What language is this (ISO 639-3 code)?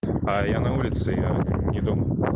rus